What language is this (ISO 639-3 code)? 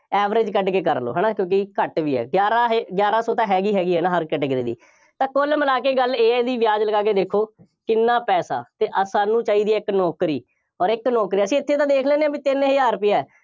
pan